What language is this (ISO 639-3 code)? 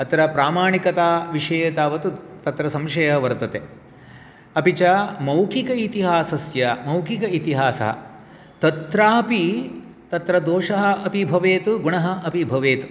san